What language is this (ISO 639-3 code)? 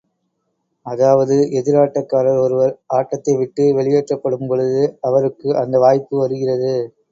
tam